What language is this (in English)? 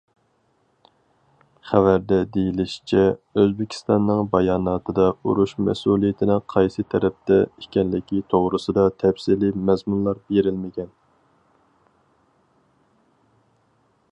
Uyghur